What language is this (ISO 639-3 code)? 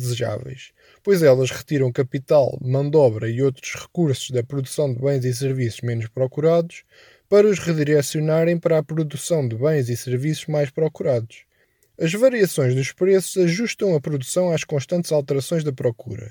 por